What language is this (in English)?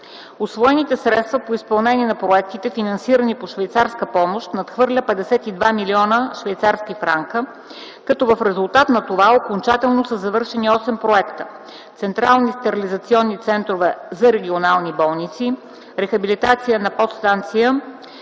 Bulgarian